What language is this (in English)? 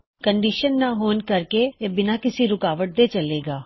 Punjabi